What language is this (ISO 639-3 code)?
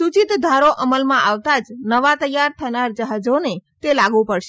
guj